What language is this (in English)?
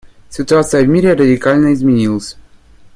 Russian